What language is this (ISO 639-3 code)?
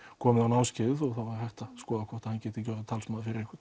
isl